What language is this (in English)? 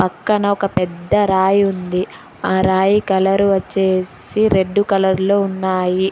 Telugu